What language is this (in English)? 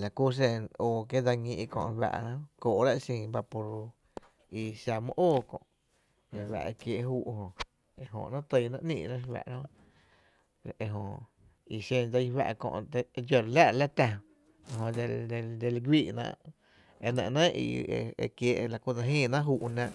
Tepinapa Chinantec